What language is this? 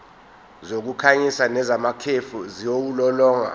Zulu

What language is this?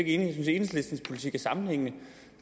Danish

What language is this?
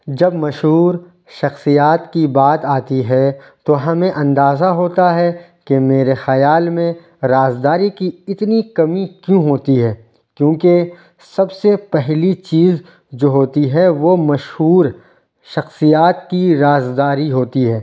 Urdu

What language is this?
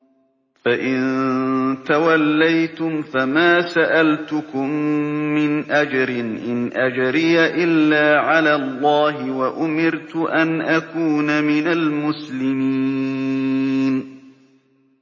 Arabic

